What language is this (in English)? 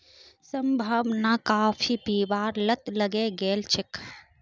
Magahi